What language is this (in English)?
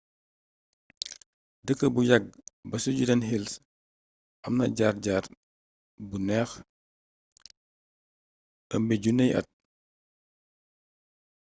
Wolof